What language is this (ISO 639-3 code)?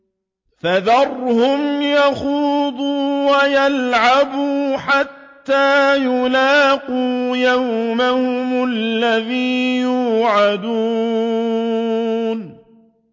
ara